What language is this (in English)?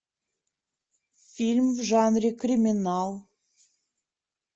Russian